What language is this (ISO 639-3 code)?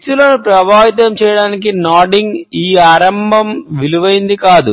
tel